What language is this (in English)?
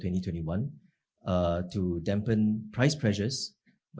Indonesian